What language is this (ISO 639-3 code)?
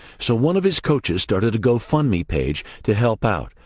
eng